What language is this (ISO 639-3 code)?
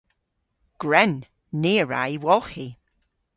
cor